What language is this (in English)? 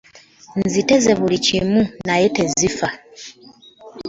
Ganda